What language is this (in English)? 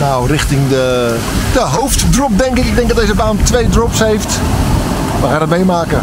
Dutch